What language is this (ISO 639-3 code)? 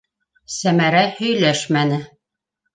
bak